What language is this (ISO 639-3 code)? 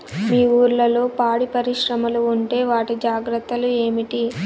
tel